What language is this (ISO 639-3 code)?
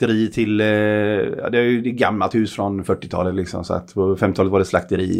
swe